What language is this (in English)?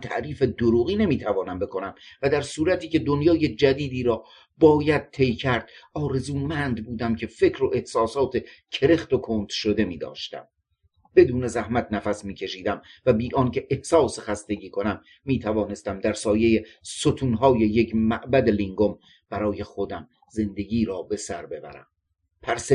Persian